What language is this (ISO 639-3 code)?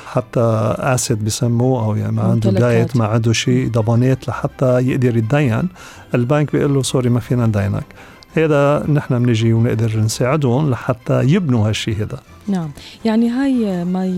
ara